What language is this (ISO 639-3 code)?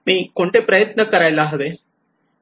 mar